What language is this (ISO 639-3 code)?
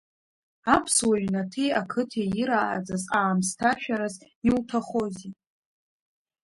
abk